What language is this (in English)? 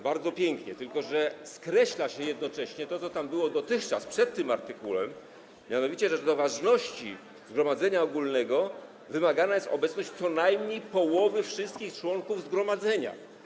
Polish